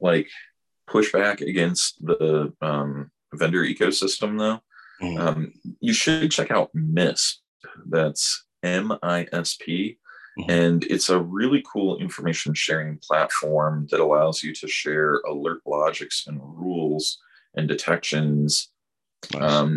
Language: English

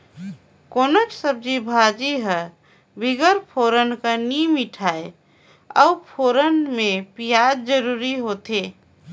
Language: Chhattisgarhi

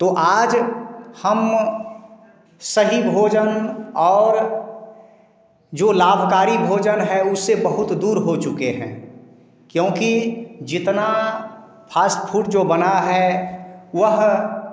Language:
Hindi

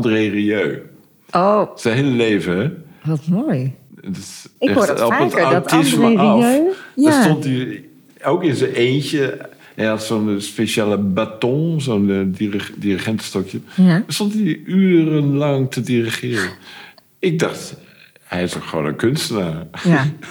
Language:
Dutch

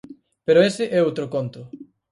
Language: Galician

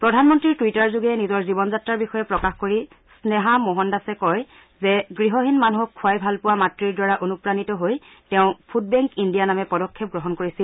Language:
Assamese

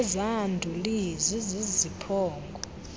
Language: Xhosa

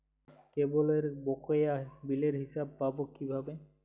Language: Bangla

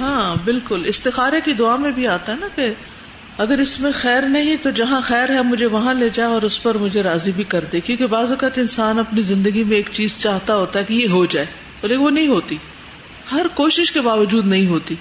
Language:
Urdu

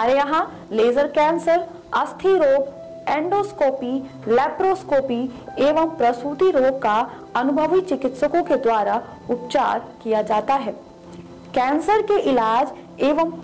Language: Hindi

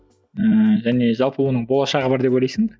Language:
Kazakh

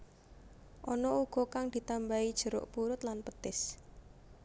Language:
Javanese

